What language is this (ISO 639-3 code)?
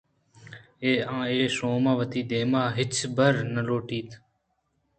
bgp